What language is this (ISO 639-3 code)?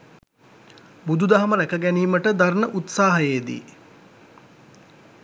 sin